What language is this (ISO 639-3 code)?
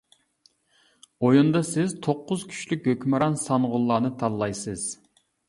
uig